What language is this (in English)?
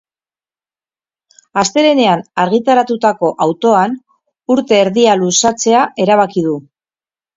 Basque